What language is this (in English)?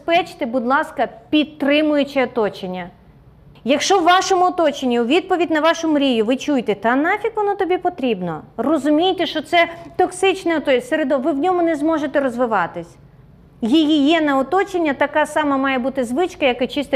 Ukrainian